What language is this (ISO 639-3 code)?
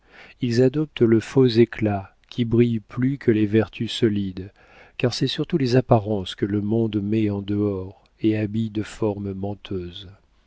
fra